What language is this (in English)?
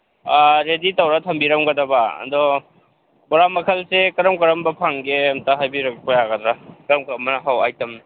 Manipuri